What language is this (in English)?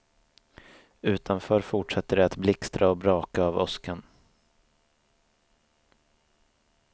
Swedish